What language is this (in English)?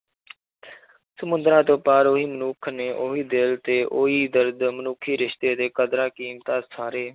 Punjabi